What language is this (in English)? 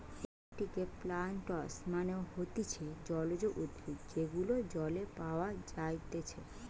Bangla